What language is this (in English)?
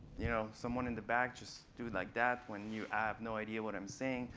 English